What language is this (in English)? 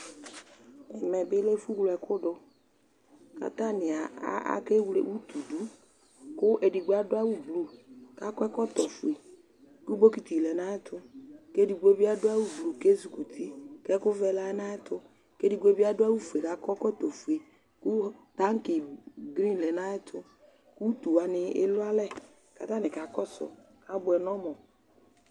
Ikposo